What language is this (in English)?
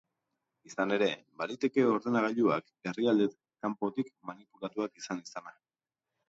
Basque